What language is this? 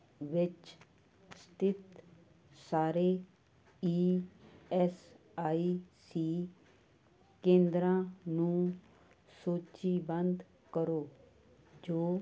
Punjabi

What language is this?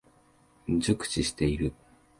Japanese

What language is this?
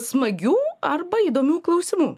Lithuanian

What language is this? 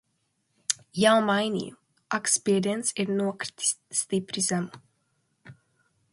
Latvian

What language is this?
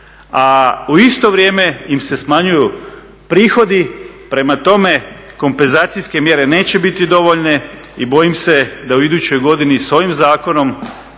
Croatian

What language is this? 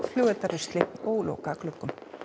Icelandic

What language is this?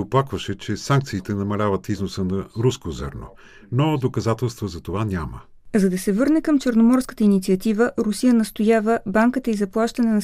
Bulgarian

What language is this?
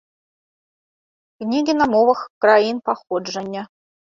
Belarusian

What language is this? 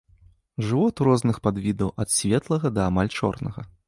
Belarusian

